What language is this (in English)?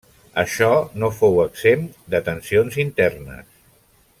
Catalan